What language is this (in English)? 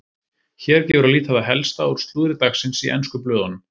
Icelandic